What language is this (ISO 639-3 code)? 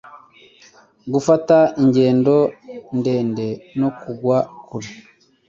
kin